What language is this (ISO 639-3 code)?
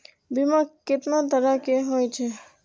mai